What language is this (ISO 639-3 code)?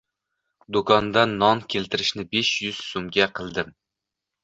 uzb